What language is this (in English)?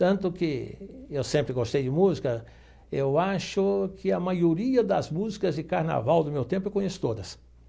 Portuguese